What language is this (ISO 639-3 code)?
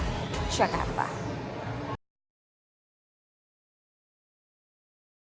ind